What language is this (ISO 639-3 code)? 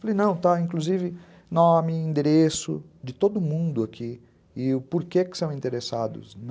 por